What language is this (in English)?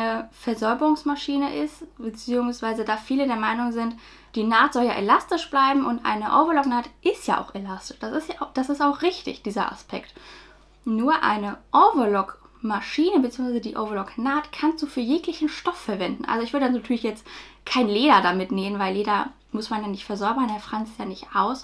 German